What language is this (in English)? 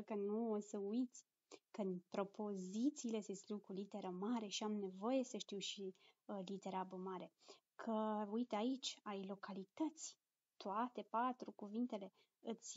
Romanian